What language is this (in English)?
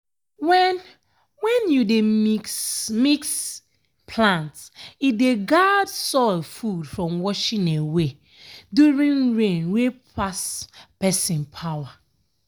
Nigerian Pidgin